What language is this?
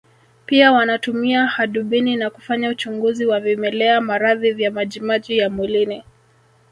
Swahili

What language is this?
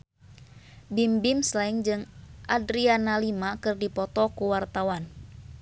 Sundanese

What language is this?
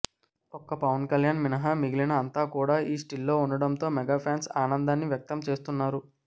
Telugu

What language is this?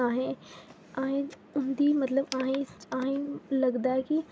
Dogri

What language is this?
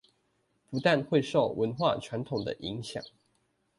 Chinese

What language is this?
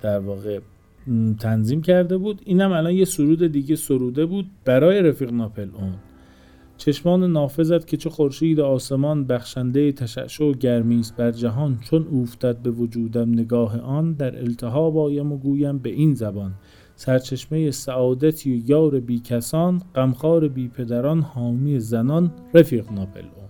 Persian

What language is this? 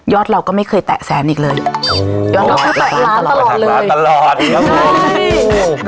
Thai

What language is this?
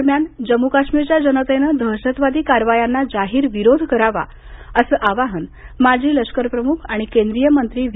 Marathi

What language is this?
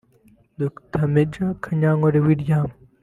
Kinyarwanda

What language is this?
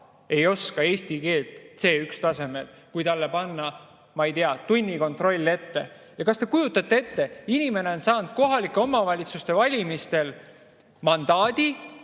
Estonian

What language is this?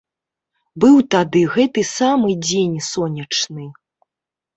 Belarusian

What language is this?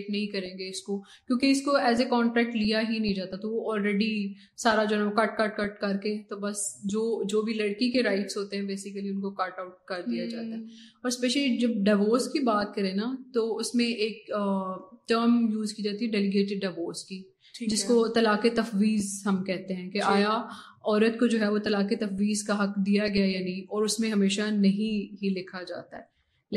Urdu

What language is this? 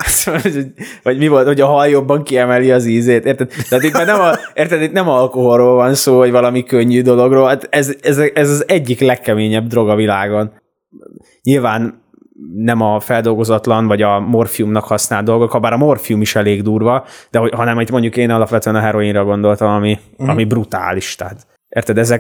Hungarian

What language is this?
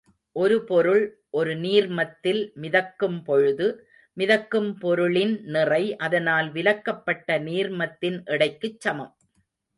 Tamil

